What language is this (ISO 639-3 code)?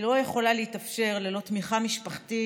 heb